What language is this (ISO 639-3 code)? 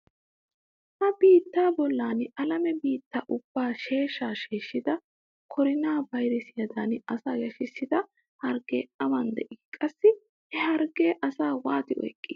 wal